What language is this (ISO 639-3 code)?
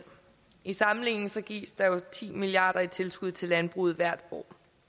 dan